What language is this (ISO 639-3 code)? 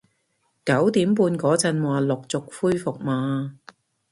yue